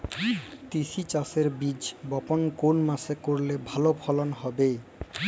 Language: Bangla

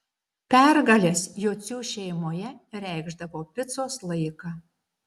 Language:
Lithuanian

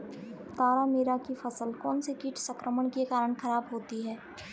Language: Hindi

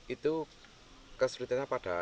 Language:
Indonesian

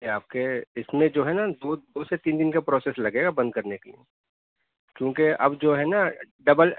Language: Urdu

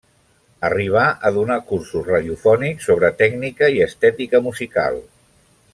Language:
Catalan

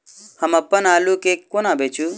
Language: Maithili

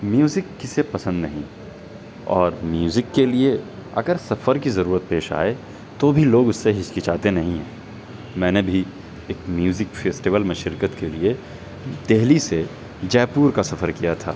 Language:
Urdu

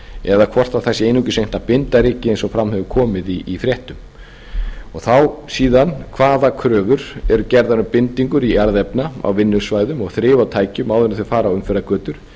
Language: Icelandic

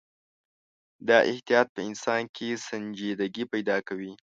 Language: Pashto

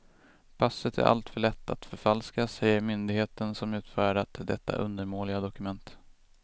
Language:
Swedish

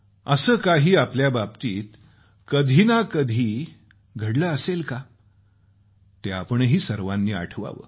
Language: Marathi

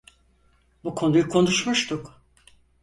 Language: Turkish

